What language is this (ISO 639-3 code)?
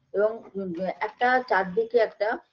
ben